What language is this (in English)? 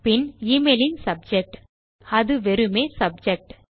Tamil